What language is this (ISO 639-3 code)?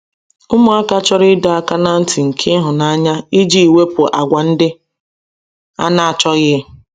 ibo